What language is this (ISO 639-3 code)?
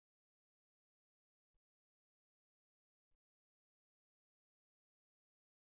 tel